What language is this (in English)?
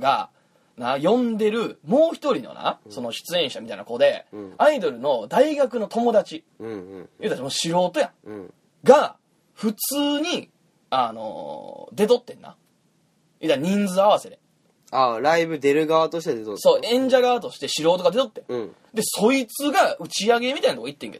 Japanese